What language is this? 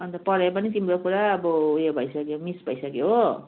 Nepali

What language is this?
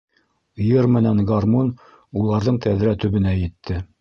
Bashkir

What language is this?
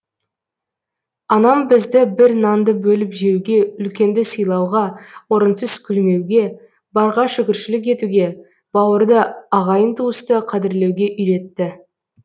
Kazakh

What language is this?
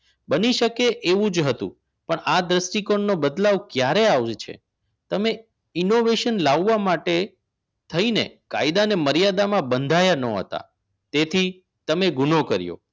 Gujarati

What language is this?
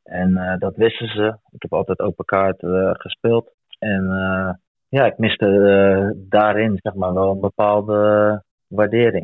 Dutch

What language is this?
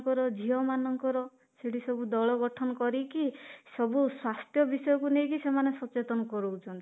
Odia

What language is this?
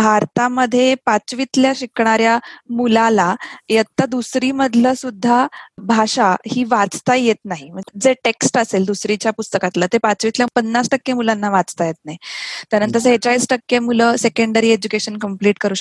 Marathi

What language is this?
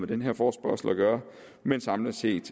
Danish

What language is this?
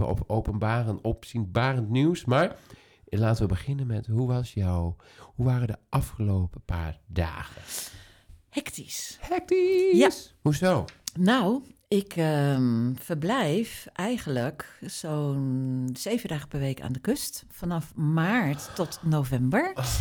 Dutch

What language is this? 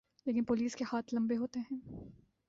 Urdu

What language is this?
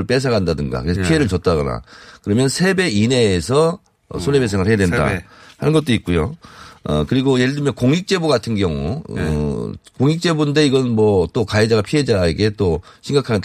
Korean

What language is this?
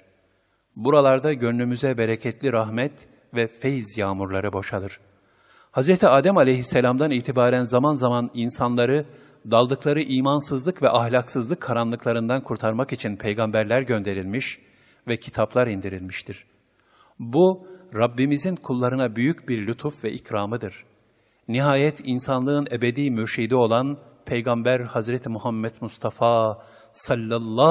Turkish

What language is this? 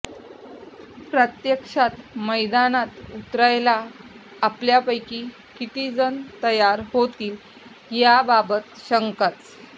Marathi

